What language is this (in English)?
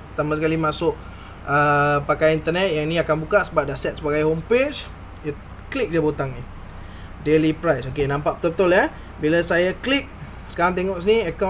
Malay